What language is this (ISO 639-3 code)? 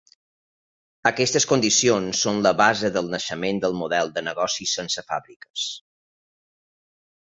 cat